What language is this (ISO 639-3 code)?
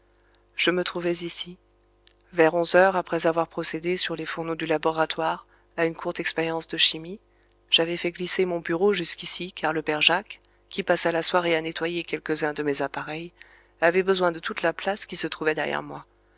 fra